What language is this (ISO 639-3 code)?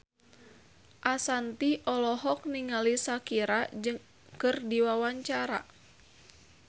sun